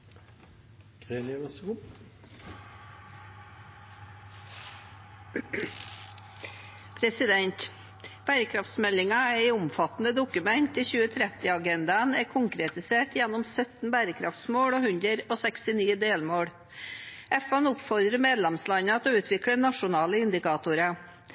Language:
Norwegian Bokmål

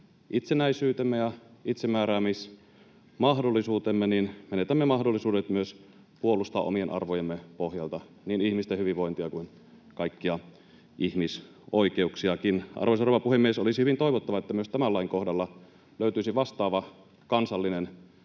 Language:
Finnish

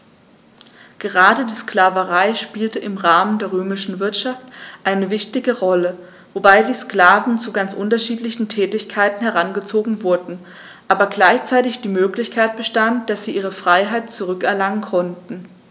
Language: German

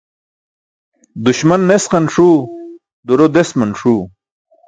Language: Burushaski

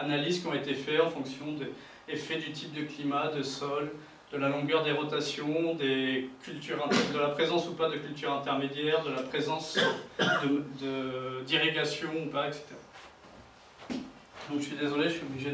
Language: French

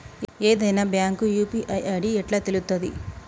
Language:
Telugu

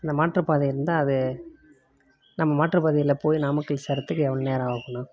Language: Tamil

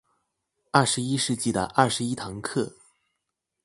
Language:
Chinese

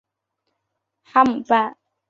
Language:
Chinese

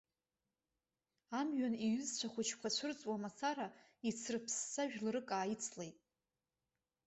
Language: Abkhazian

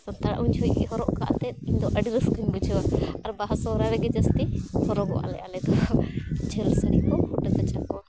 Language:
Santali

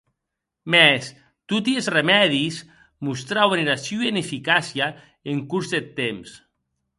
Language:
Occitan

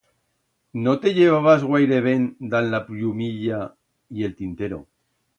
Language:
Aragonese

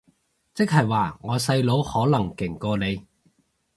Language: Cantonese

